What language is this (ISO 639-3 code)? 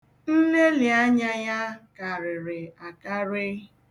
ibo